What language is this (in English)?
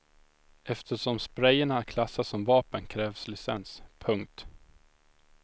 Swedish